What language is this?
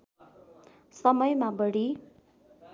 Nepali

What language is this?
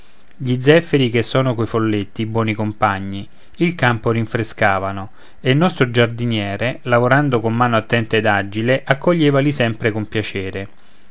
Italian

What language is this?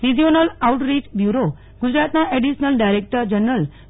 Gujarati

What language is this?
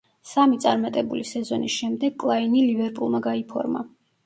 Georgian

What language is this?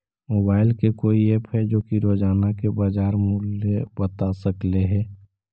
Magahi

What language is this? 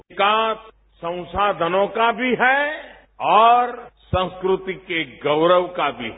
Hindi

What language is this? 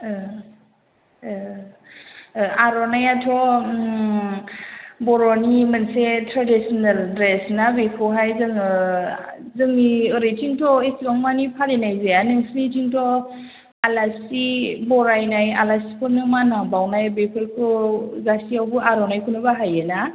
Bodo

